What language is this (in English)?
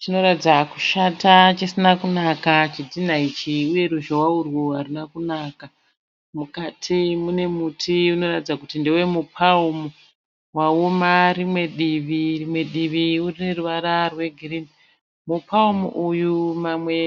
Shona